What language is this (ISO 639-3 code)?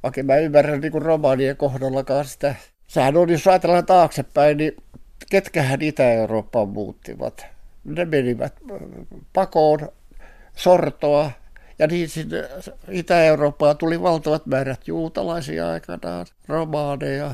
fin